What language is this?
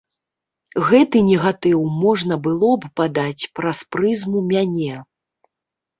Belarusian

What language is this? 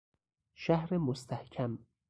Persian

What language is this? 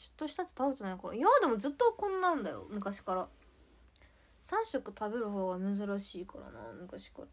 Japanese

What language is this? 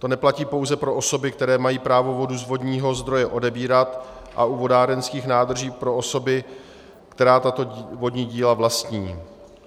Czech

